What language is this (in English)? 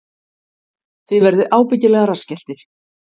Icelandic